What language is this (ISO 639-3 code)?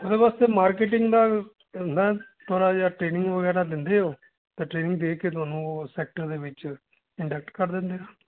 pan